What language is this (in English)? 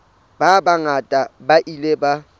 Southern Sotho